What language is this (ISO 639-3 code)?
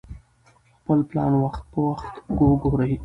pus